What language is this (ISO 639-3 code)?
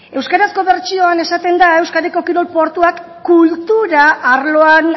eus